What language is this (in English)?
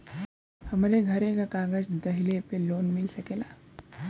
Bhojpuri